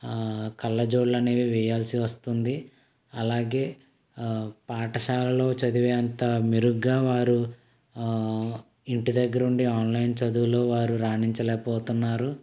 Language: Telugu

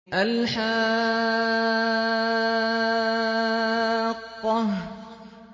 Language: Arabic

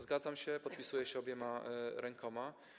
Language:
Polish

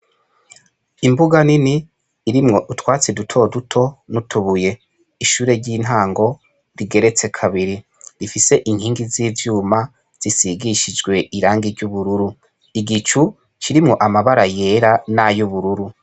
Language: Rundi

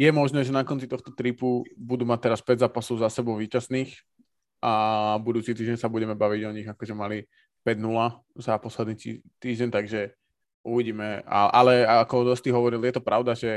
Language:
Slovak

